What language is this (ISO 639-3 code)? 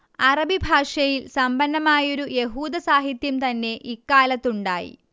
mal